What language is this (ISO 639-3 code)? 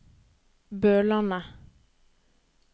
nor